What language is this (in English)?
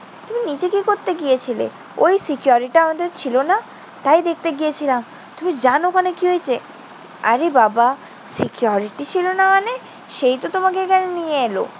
Bangla